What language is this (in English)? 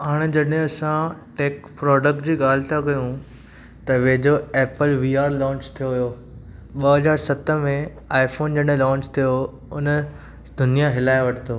Sindhi